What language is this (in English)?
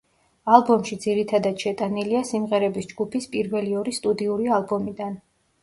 Georgian